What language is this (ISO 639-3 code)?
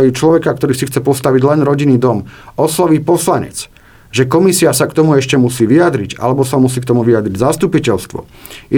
slk